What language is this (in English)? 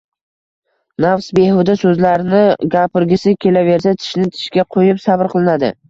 Uzbek